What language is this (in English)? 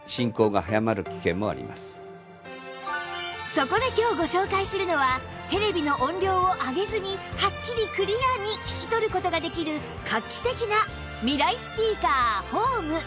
Japanese